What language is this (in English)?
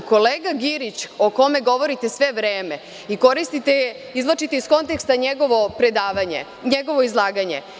Serbian